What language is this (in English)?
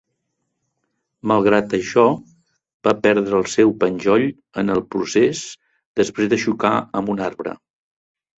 Catalan